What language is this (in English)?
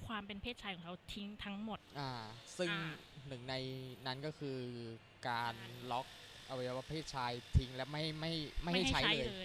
Thai